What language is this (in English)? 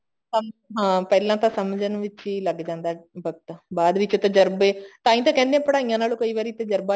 Punjabi